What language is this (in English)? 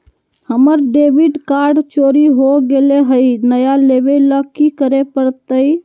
Magahi